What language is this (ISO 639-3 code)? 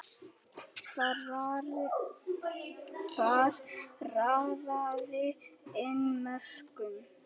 isl